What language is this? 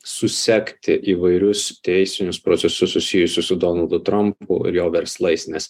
Lithuanian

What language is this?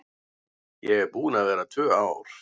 Icelandic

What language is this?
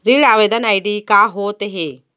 Chhattisgarhi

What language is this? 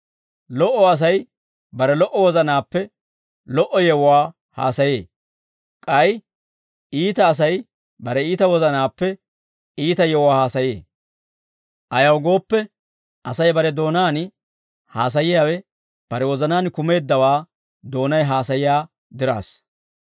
Dawro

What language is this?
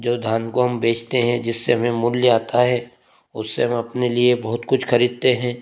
Hindi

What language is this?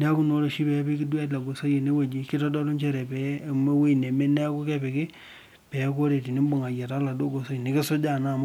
Masai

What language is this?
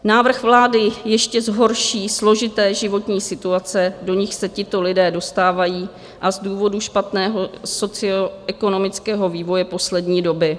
Czech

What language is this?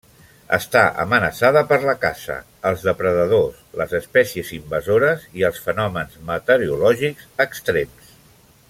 Catalan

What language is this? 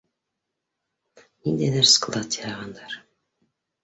Bashkir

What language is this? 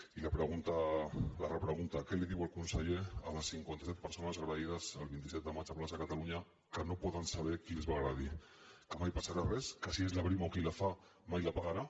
Catalan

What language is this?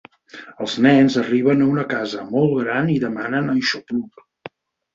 Catalan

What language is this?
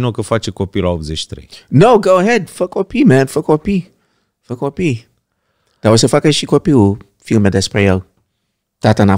Romanian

